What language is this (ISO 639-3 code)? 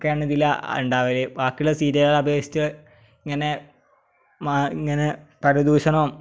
mal